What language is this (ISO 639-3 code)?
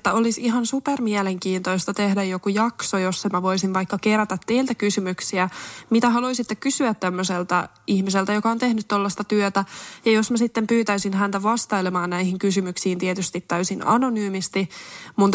fin